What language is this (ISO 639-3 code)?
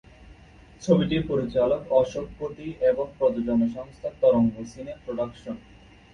ben